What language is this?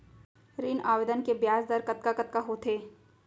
Chhattisgarhi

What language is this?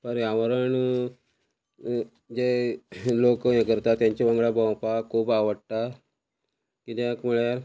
Konkani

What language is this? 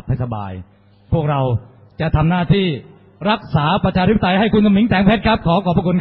Thai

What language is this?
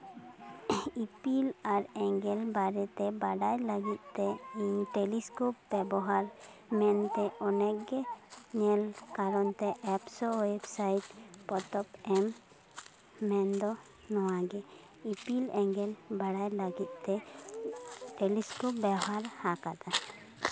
Santali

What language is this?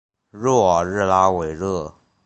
Chinese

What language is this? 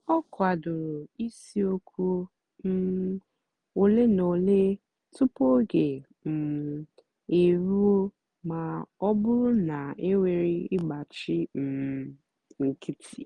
Igbo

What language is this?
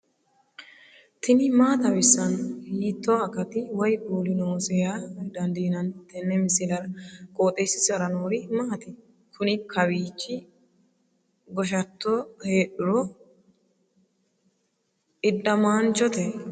Sidamo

